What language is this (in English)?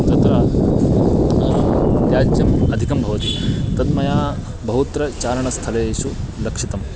Sanskrit